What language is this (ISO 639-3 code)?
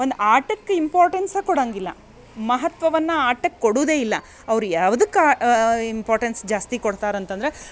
kan